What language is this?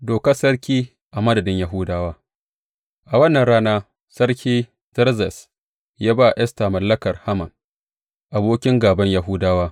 Hausa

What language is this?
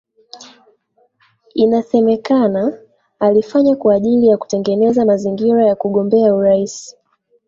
Swahili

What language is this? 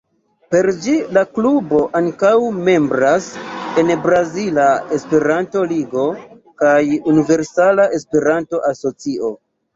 Esperanto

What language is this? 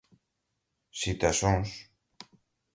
Portuguese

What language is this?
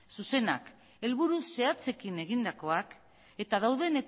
Basque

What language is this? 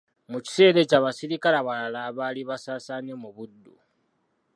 Ganda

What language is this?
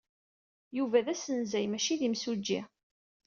Kabyle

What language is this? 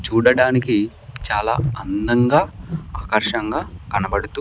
Telugu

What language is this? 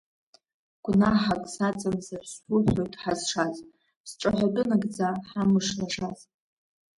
Abkhazian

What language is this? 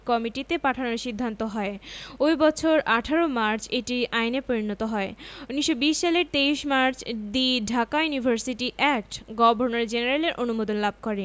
Bangla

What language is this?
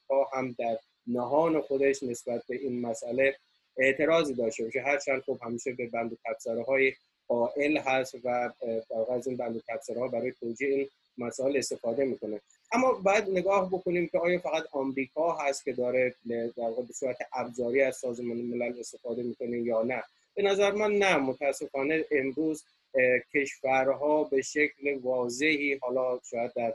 Persian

